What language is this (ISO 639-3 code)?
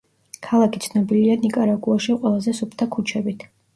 kat